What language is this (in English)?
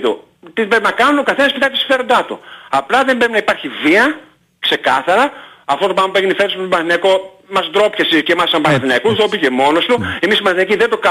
Greek